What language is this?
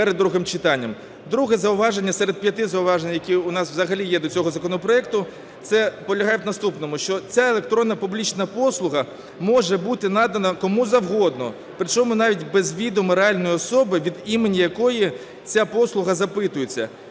Ukrainian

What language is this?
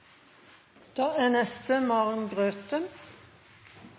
Norwegian Nynorsk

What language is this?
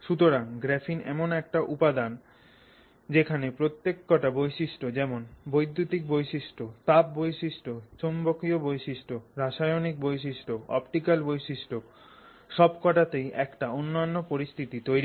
Bangla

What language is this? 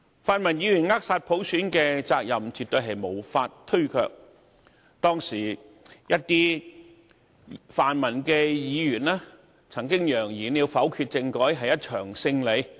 Cantonese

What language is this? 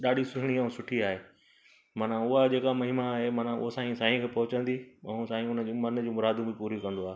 Sindhi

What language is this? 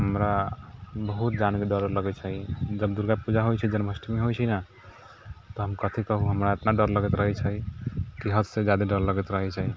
Maithili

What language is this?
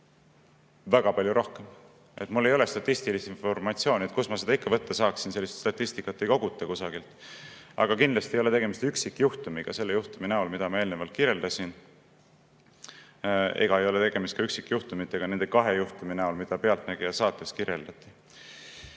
Estonian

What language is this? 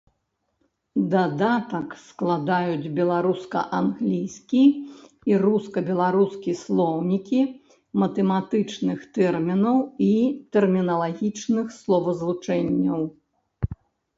Belarusian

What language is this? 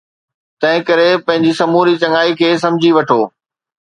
Sindhi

